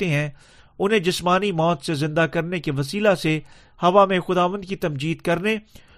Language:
Urdu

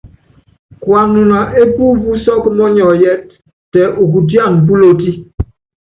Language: Yangben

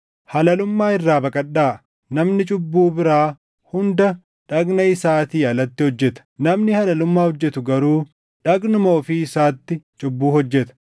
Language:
Oromo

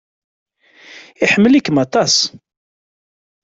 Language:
Kabyle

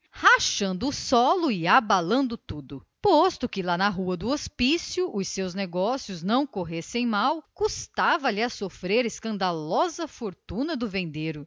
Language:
Portuguese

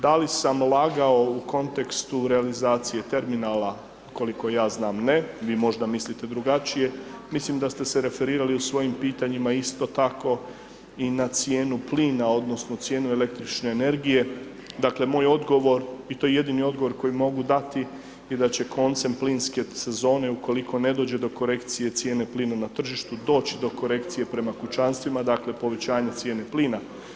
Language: Croatian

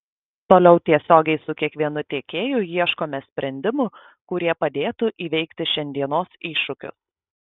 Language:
Lithuanian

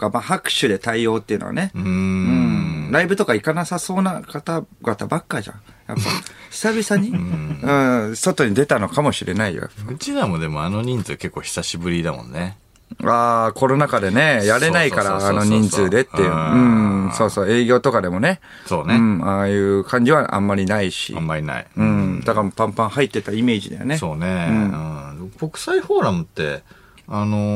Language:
Japanese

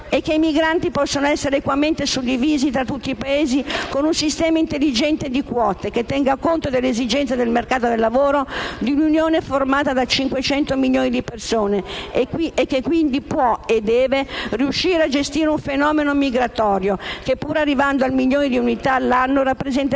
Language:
Italian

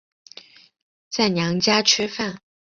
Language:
Chinese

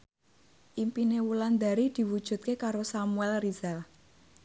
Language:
Javanese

